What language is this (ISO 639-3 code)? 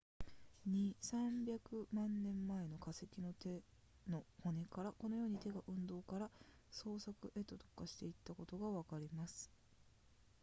jpn